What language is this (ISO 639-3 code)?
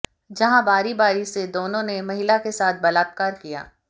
hin